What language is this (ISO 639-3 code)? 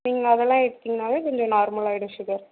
tam